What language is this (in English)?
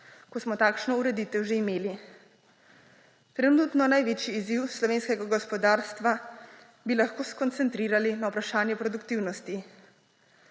Slovenian